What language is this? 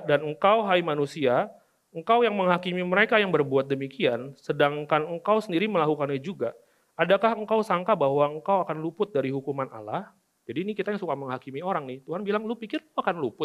Indonesian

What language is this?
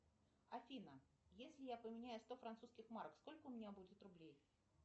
Russian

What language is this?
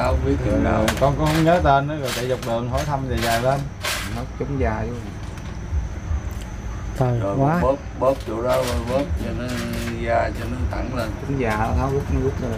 Vietnamese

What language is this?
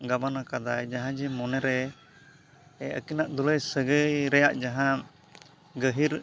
Santali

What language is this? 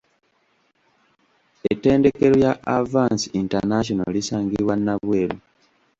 Ganda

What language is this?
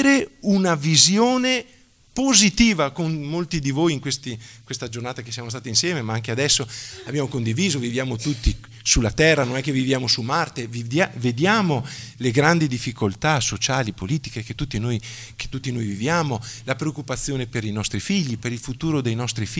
Italian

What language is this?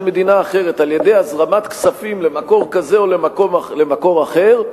Hebrew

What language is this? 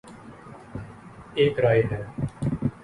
Urdu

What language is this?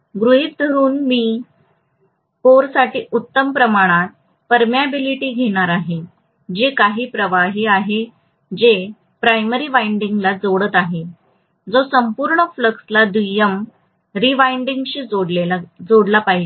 Marathi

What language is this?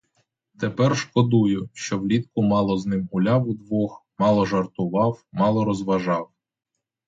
Ukrainian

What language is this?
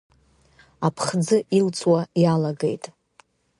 Abkhazian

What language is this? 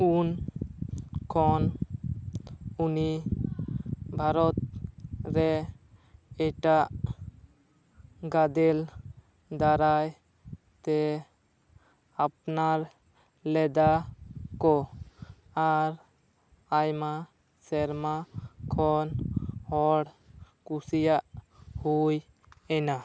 Santali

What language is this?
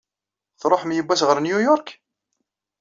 Kabyle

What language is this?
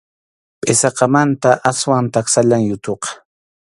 Arequipa-La Unión Quechua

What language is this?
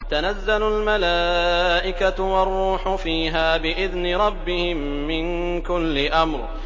Arabic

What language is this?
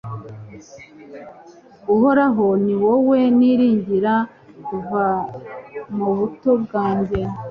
Kinyarwanda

